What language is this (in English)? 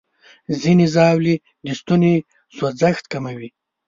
Pashto